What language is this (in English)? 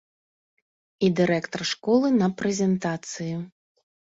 Belarusian